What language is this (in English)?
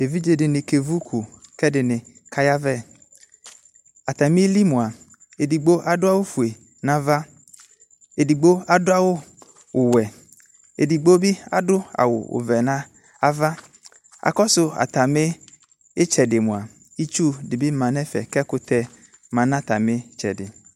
Ikposo